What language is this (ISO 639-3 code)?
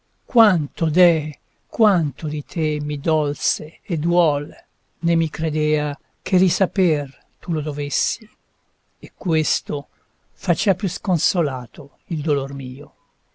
ita